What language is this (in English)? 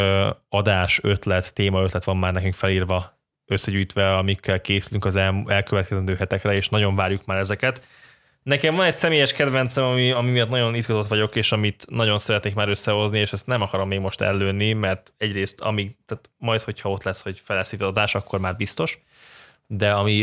Hungarian